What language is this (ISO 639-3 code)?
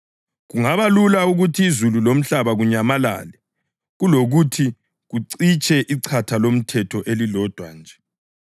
nde